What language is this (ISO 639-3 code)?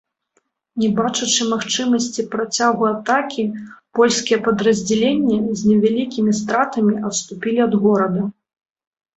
bel